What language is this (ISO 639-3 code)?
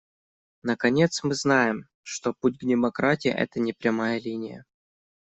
rus